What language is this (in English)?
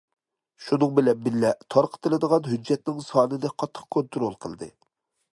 Uyghur